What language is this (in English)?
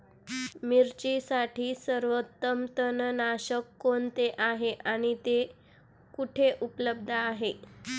Marathi